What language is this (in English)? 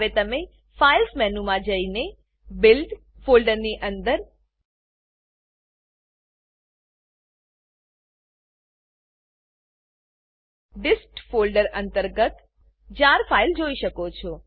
Gujarati